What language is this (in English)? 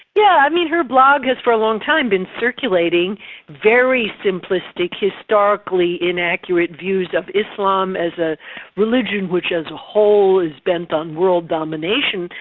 English